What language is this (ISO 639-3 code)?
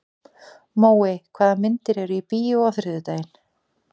isl